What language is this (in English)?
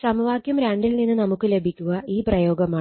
Malayalam